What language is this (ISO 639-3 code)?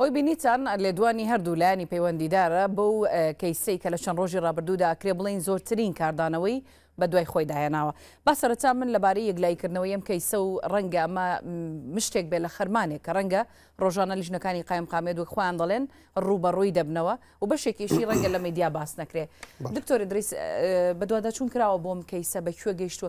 ara